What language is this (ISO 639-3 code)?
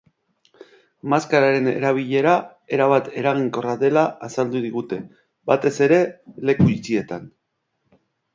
eus